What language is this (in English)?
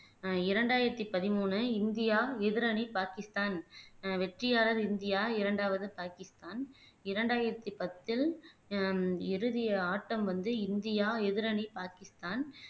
Tamil